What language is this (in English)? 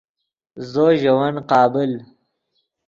Yidgha